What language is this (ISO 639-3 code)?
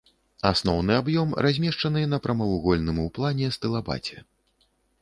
bel